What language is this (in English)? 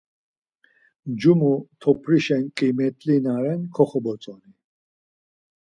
Laz